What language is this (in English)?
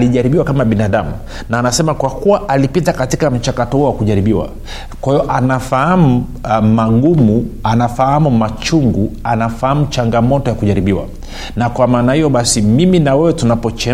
Swahili